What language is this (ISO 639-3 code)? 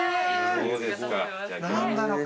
jpn